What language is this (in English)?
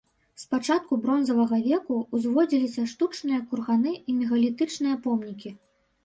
Belarusian